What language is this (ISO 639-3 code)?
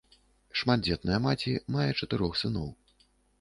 bel